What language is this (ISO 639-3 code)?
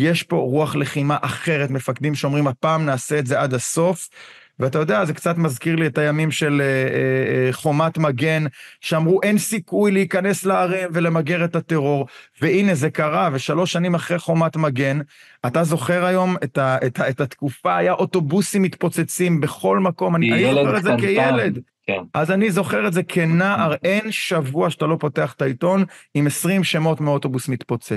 heb